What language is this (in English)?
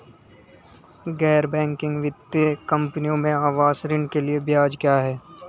Hindi